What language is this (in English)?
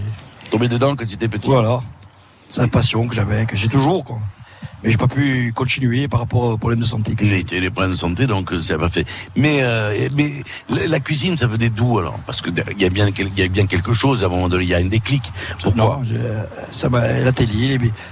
French